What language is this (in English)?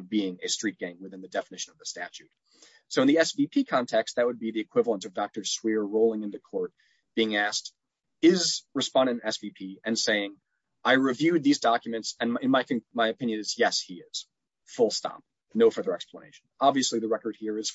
English